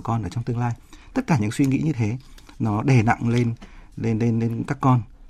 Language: Vietnamese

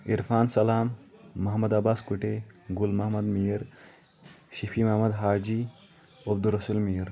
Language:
Kashmiri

